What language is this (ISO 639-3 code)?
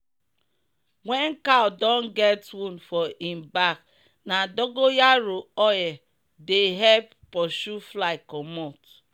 pcm